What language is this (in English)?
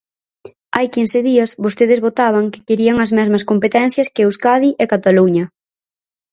Galician